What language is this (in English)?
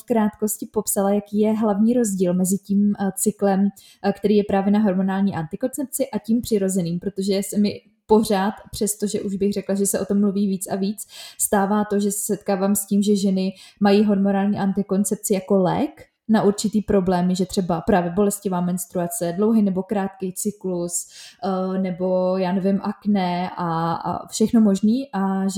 Czech